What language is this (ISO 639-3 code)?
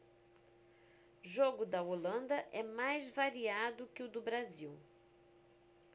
por